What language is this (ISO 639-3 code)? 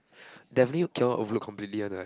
eng